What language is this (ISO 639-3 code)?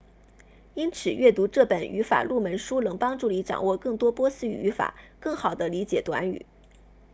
zho